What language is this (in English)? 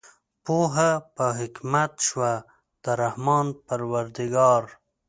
Pashto